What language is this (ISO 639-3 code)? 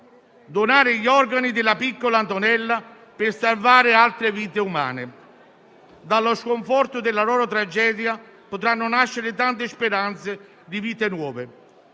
ita